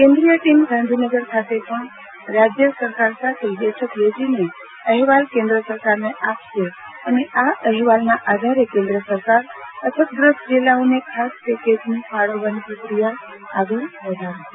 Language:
Gujarati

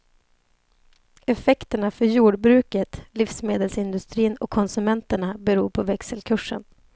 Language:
Swedish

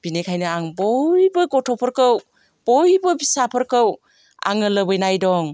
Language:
Bodo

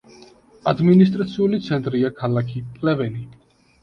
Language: Georgian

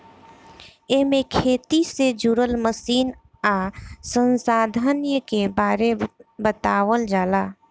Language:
Bhojpuri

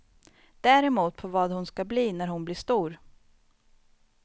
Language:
Swedish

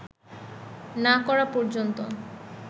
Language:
Bangla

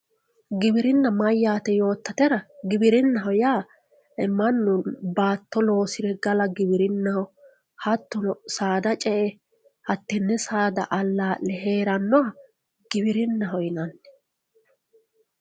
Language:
Sidamo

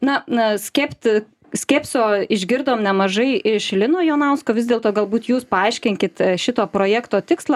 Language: Lithuanian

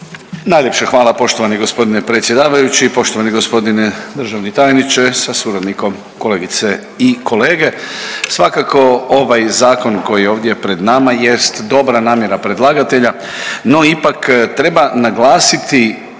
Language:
Croatian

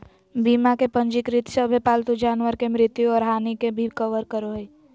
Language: Magahi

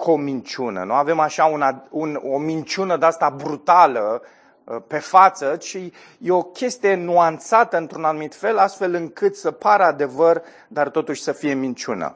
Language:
Romanian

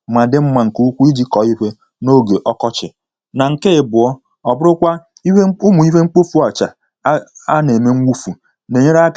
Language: Igbo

